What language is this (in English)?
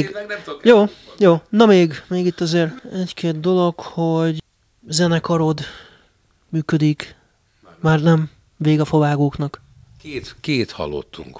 Hungarian